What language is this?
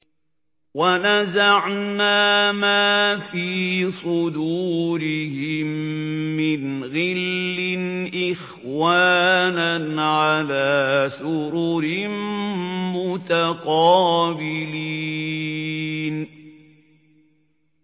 Arabic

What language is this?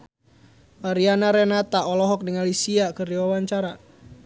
Sundanese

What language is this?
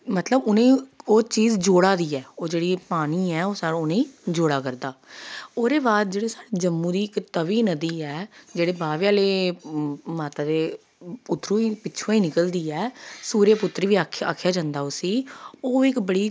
Dogri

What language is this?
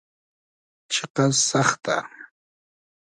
Hazaragi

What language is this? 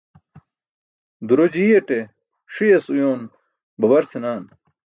Burushaski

